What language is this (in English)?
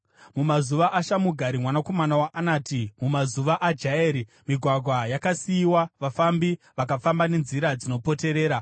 Shona